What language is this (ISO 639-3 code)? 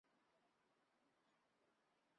zho